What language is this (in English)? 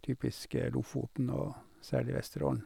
Norwegian